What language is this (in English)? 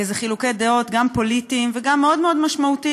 Hebrew